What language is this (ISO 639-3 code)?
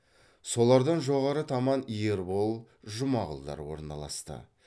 kaz